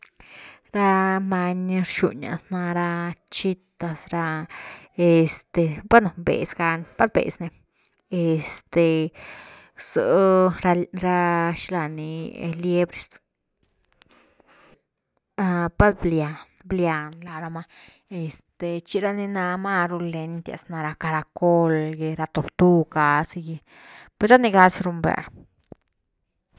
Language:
Güilá Zapotec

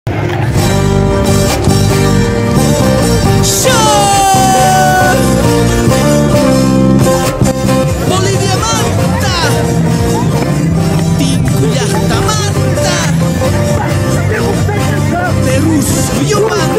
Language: Arabic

